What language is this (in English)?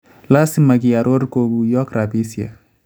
Kalenjin